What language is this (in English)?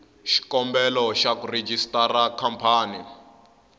Tsonga